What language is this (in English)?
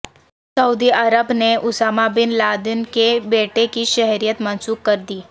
Urdu